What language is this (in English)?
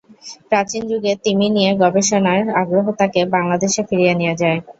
Bangla